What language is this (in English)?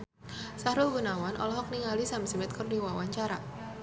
Sundanese